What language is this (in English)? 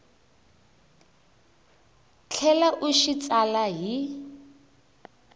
Tsonga